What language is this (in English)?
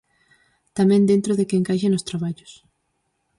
Galician